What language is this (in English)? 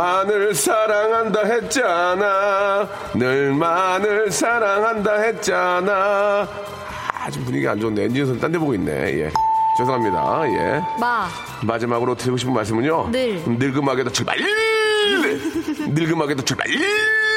Korean